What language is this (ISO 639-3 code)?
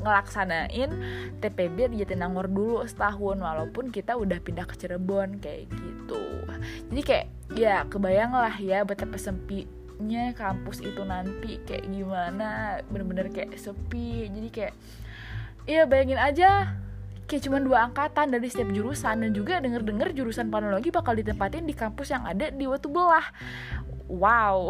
ind